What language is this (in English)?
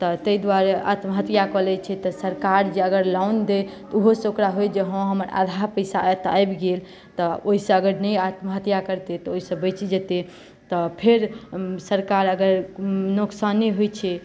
Maithili